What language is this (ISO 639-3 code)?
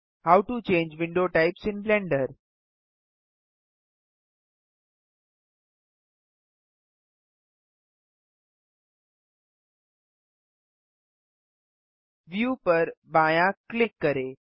hin